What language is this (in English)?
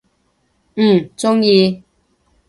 Cantonese